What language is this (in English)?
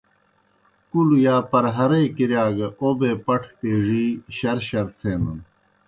Kohistani Shina